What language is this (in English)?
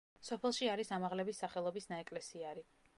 Georgian